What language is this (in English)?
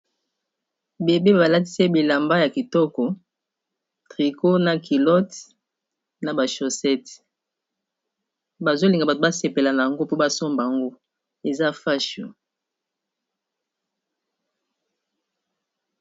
Lingala